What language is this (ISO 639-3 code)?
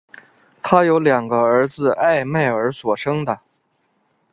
zho